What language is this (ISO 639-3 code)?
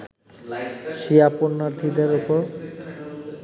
ben